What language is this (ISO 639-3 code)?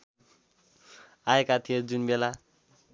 nep